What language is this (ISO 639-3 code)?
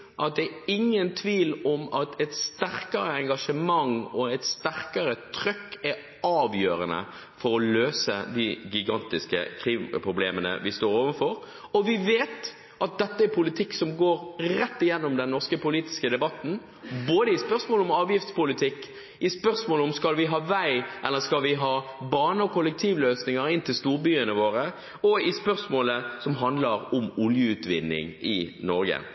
nob